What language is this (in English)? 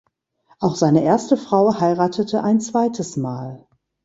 German